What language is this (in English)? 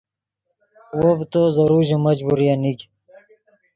Yidgha